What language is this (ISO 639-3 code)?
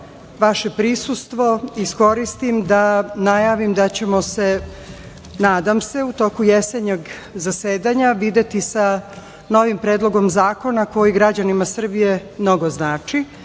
srp